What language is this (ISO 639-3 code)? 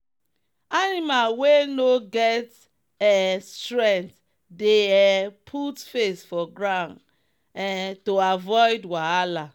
pcm